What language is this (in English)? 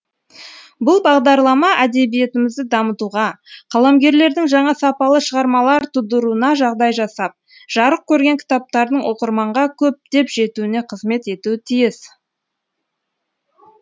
Kazakh